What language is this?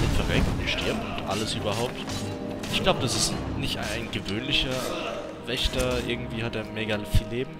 German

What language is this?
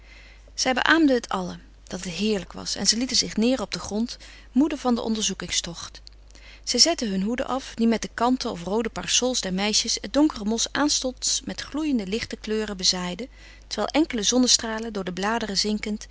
Dutch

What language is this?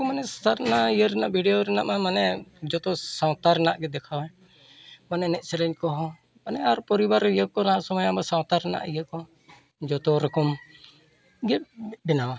Santali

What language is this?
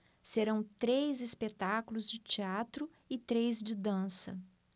Portuguese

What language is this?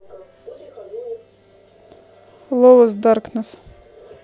Russian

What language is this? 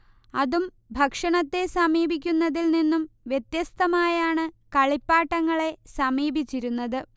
Malayalam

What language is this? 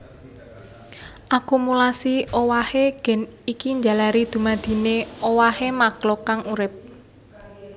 Javanese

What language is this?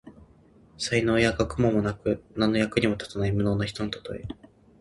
Japanese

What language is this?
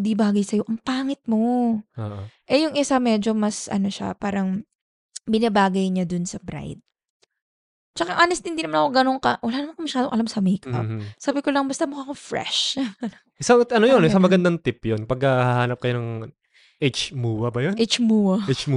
Filipino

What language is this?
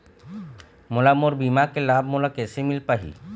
Chhattisgarhi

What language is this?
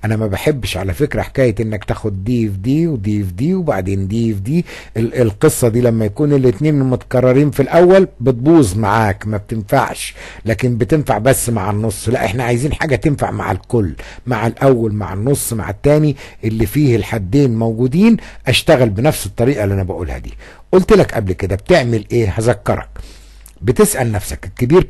Arabic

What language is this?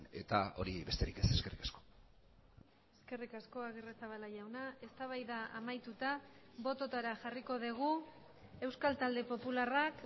Basque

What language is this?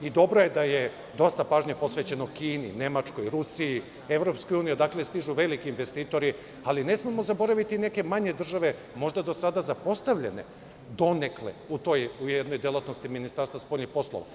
Serbian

